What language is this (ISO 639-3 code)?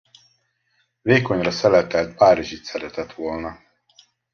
hun